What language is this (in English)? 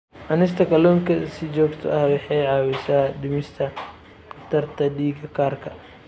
Somali